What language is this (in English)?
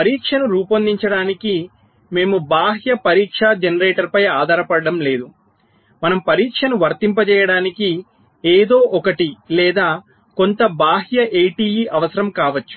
Telugu